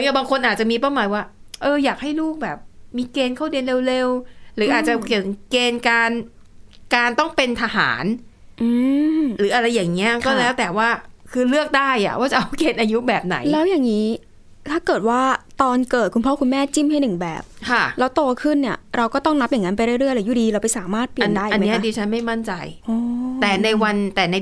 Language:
Thai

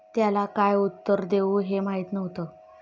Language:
Marathi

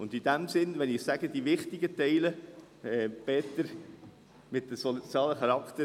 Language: Swiss German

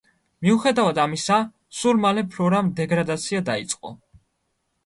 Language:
Georgian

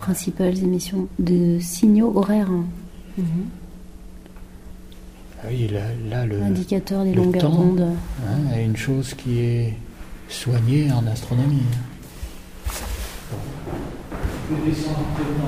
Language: French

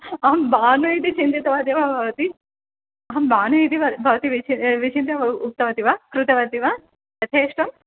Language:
Sanskrit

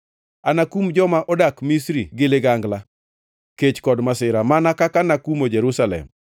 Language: Luo (Kenya and Tanzania)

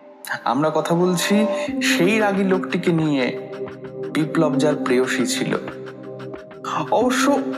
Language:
Bangla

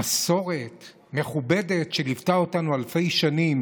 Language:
Hebrew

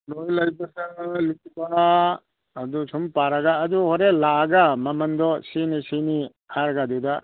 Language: Manipuri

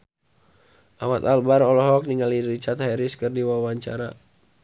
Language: Sundanese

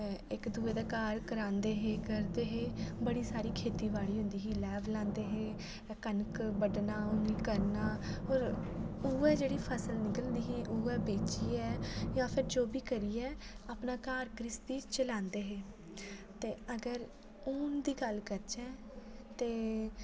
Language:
Dogri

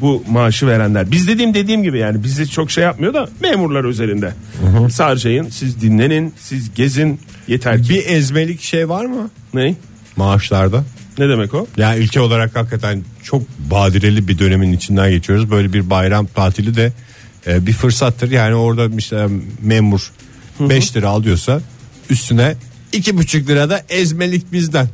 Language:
Turkish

